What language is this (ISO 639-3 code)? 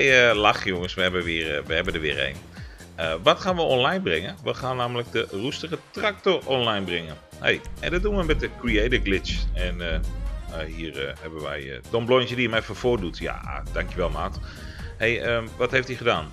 nld